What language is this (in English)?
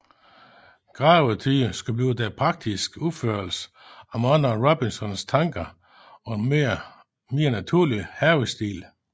Danish